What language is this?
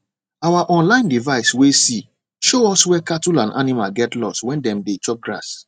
Nigerian Pidgin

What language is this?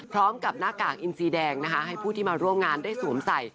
Thai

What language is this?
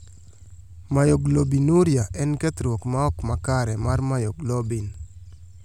Luo (Kenya and Tanzania)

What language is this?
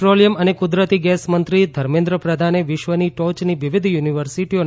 Gujarati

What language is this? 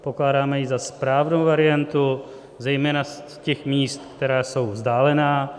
Czech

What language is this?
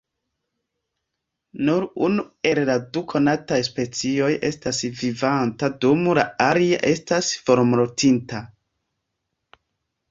Esperanto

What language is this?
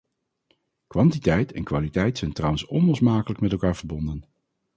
Dutch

